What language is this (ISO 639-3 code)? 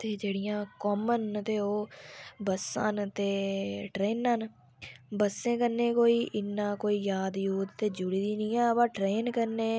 doi